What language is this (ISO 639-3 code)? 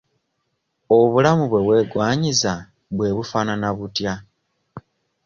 lug